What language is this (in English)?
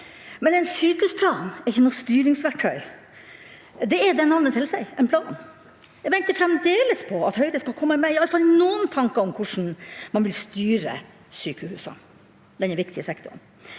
Norwegian